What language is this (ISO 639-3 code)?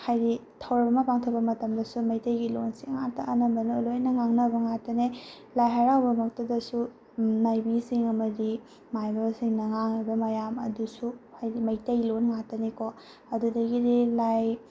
mni